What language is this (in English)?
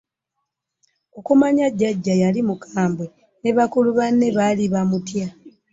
Ganda